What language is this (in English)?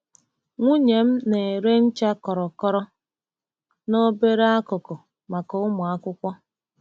Igbo